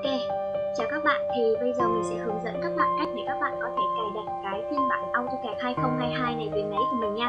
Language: Vietnamese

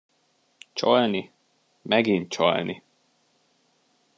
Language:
Hungarian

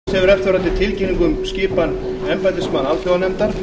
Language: Icelandic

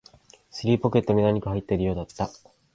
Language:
Japanese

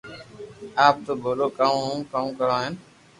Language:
Loarki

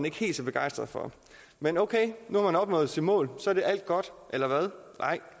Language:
Danish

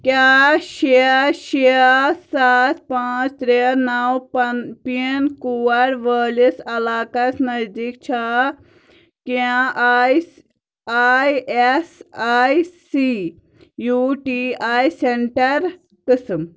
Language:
Kashmiri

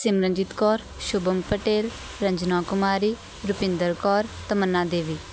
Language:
Punjabi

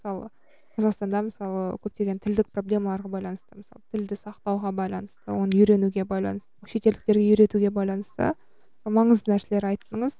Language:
Kazakh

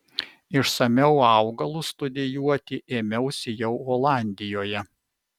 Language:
Lithuanian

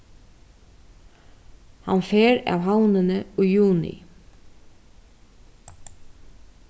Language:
Faroese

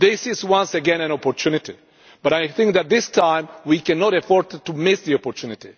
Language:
English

